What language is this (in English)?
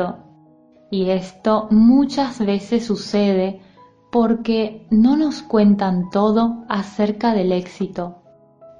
Spanish